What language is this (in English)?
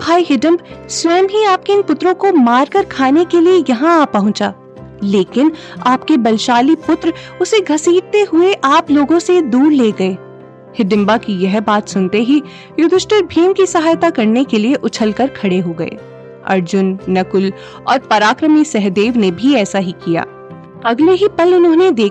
Hindi